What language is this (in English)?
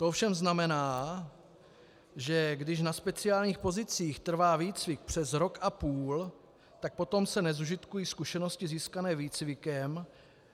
Czech